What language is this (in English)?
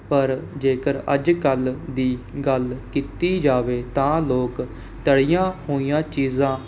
Punjabi